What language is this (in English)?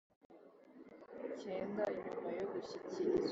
Kinyarwanda